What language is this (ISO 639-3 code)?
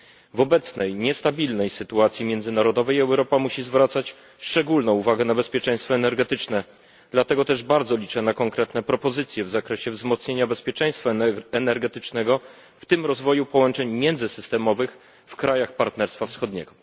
pol